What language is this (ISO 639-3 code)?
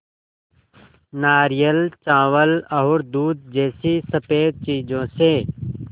hin